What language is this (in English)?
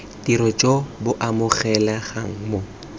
Tswana